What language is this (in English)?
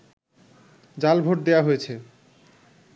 Bangla